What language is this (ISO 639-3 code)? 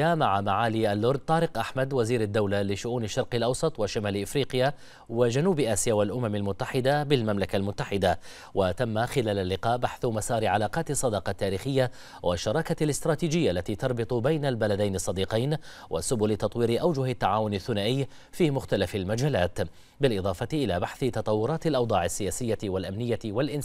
ara